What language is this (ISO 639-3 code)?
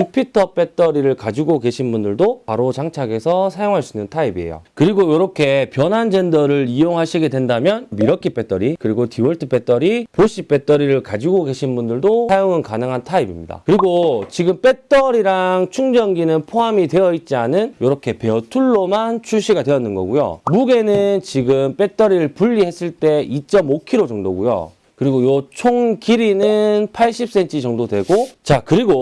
kor